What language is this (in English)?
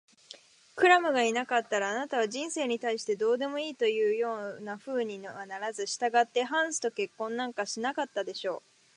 Japanese